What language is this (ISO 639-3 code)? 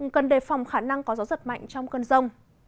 vie